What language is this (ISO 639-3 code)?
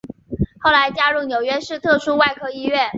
zho